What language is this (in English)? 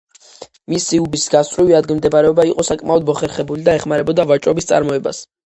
Georgian